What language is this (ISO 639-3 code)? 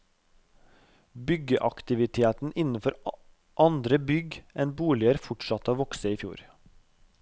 nor